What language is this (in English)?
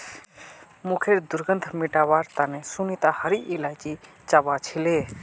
Magahi